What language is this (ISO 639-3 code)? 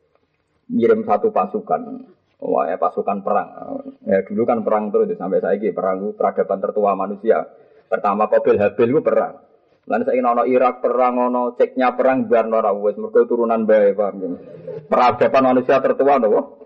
msa